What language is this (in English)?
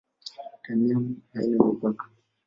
Swahili